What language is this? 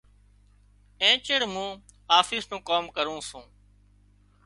Wadiyara Koli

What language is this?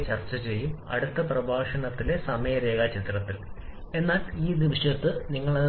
Malayalam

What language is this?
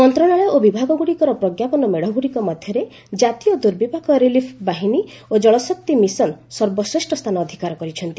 Odia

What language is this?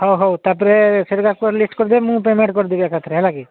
Odia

